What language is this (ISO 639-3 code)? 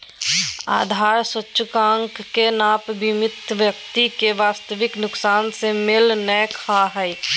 mag